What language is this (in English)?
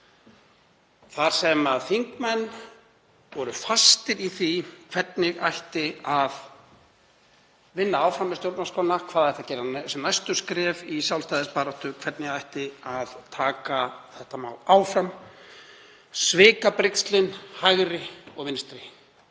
Icelandic